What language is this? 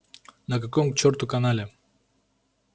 Russian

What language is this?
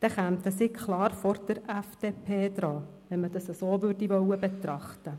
Swiss German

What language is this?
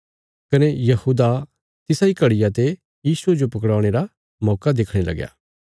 Bilaspuri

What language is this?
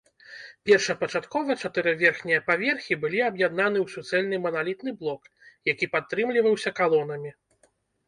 Belarusian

